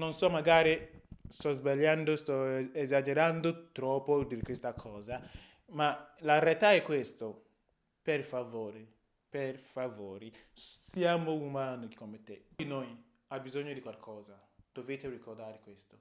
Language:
Italian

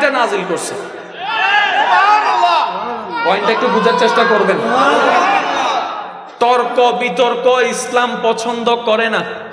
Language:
Indonesian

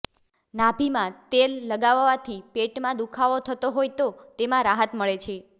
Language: Gujarati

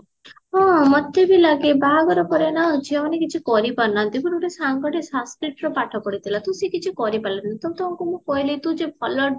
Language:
Odia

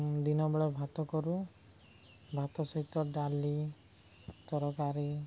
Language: Odia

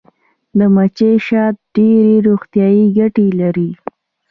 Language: Pashto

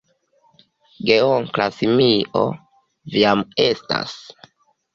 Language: Esperanto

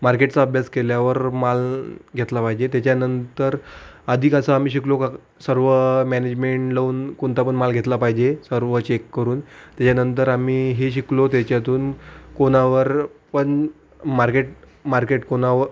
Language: Marathi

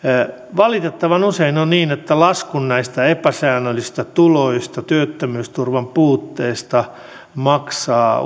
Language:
Finnish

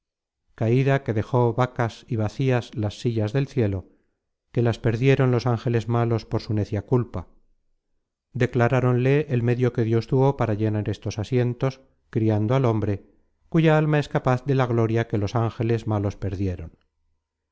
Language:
Spanish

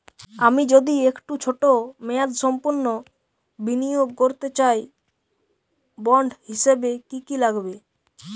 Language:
Bangla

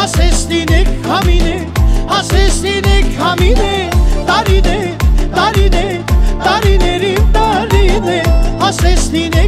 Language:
Turkish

